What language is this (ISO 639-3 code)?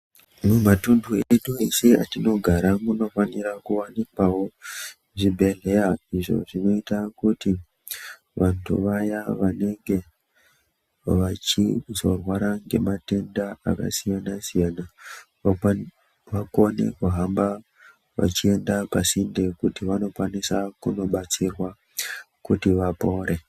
ndc